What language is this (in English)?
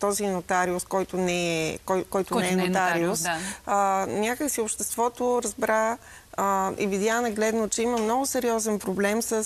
Bulgarian